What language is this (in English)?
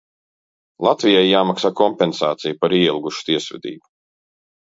Latvian